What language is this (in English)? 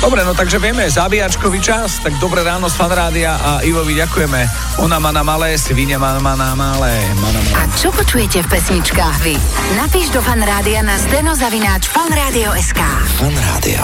Slovak